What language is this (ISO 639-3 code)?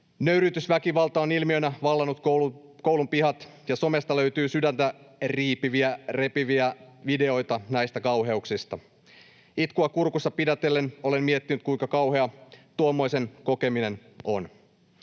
fin